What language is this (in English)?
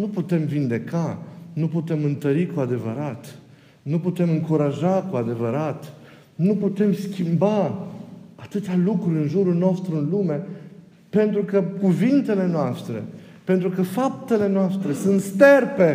Romanian